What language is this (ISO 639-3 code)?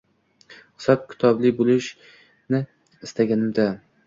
uzb